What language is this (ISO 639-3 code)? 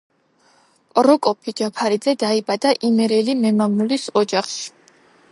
kat